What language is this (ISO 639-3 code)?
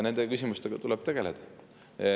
est